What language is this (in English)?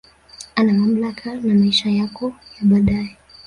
Swahili